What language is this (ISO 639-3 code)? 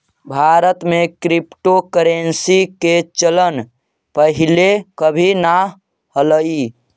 mag